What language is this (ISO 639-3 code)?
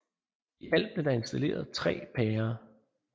dan